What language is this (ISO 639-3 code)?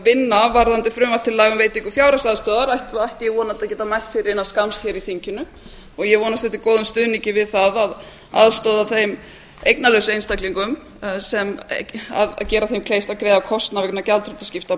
isl